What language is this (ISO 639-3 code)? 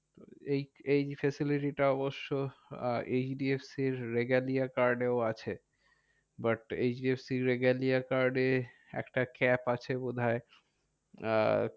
ben